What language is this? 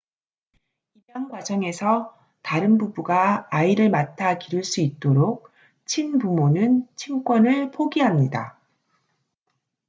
Korean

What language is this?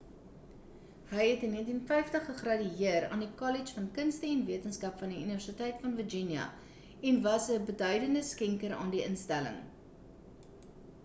Afrikaans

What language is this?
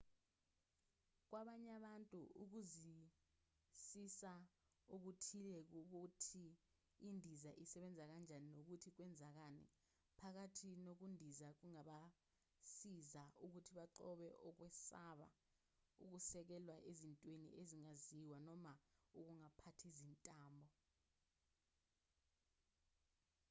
Zulu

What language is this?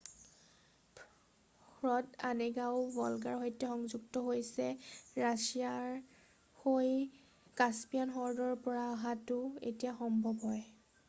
Assamese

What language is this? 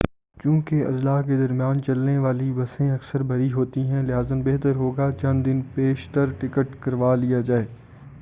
Urdu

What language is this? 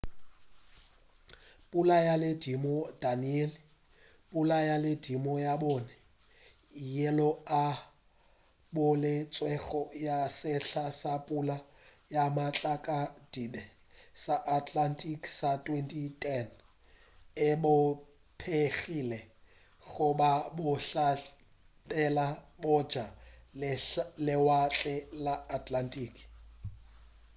Northern Sotho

